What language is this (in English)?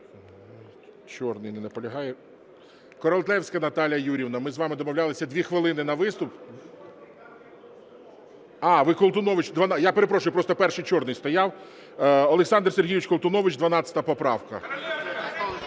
Ukrainian